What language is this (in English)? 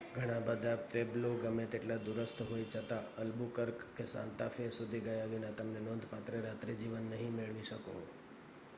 Gujarati